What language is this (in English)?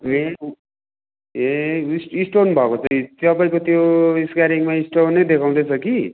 Nepali